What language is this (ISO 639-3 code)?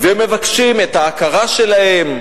heb